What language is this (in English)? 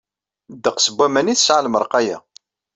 Kabyle